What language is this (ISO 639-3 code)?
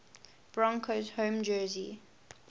eng